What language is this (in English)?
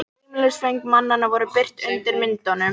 Icelandic